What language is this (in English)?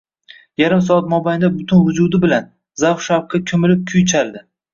Uzbek